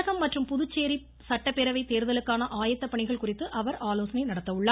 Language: Tamil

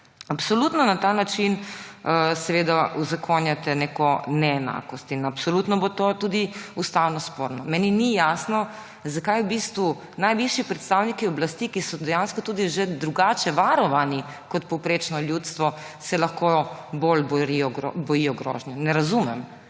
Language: Slovenian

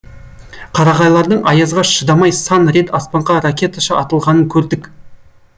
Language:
Kazakh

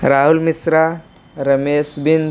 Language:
Hindi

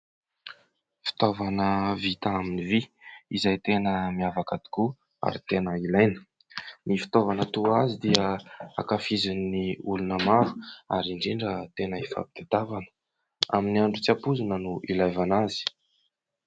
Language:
Malagasy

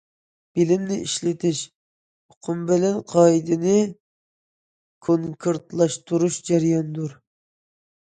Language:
Uyghur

